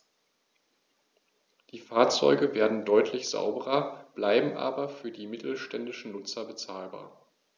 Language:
German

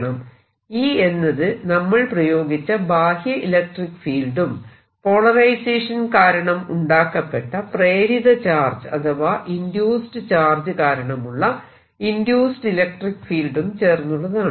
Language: Malayalam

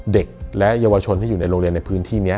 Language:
Thai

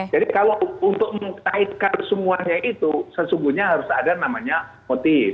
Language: Indonesian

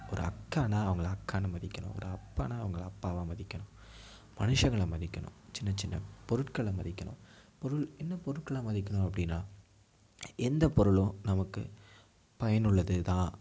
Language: Tamil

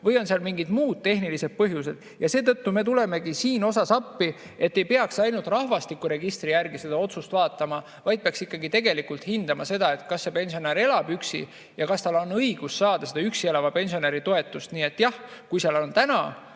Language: Estonian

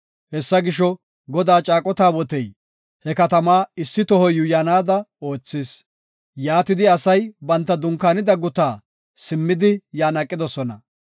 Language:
Gofa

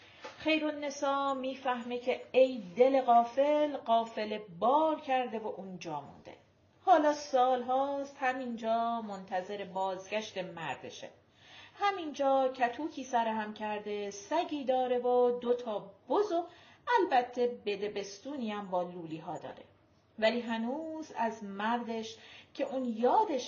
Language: Persian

